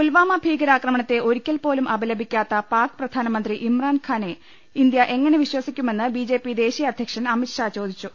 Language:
Malayalam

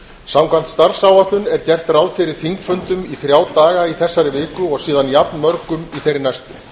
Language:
Icelandic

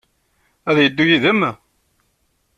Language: Kabyle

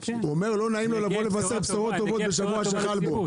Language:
Hebrew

